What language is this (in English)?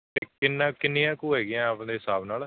Punjabi